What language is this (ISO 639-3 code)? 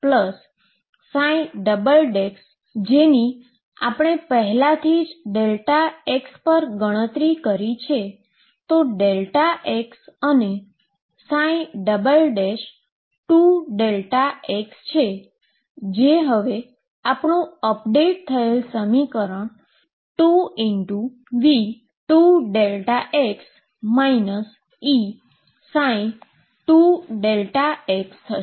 guj